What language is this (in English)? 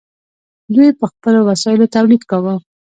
Pashto